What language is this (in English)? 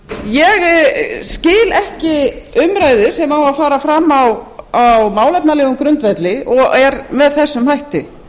Icelandic